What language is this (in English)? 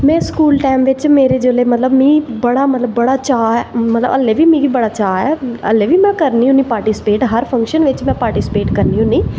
Dogri